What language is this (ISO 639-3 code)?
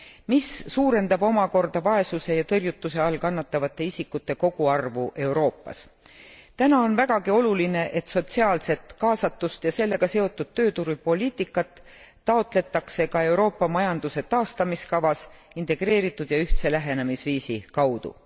est